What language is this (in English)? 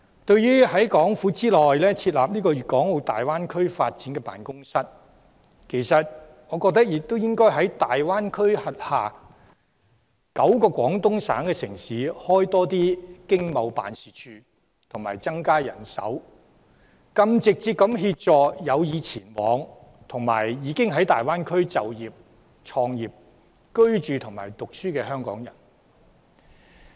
Cantonese